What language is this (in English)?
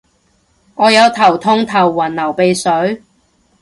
Cantonese